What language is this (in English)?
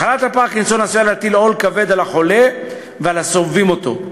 Hebrew